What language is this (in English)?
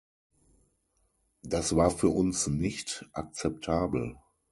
German